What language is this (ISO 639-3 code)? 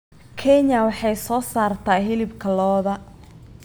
som